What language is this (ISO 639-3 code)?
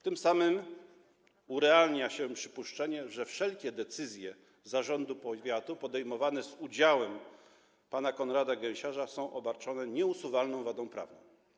pol